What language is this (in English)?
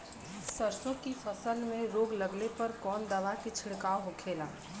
Bhojpuri